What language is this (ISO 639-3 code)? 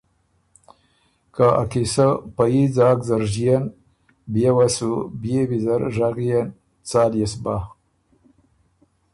oru